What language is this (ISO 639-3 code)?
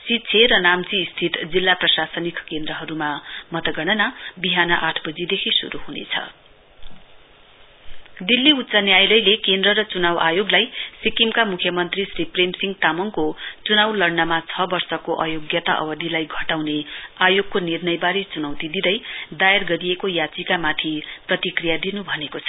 nep